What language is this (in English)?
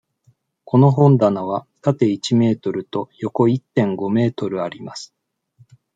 Japanese